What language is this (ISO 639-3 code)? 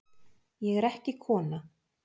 isl